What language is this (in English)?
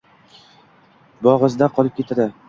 Uzbek